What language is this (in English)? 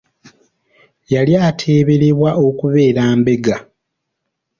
Ganda